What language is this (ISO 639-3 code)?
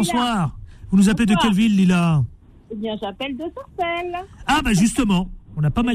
fra